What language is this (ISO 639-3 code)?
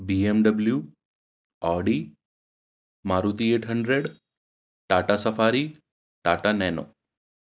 urd